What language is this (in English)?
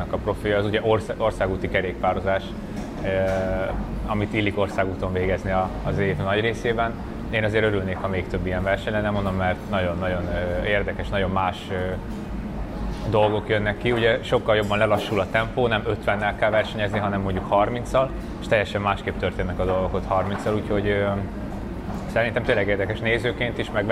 Hungarian